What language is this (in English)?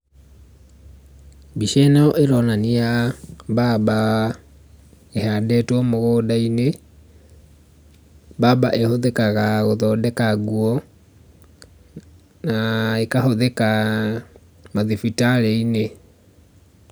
Kikuyu